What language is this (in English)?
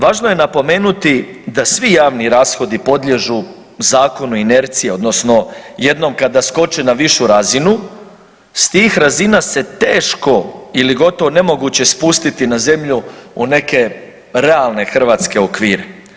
Croatian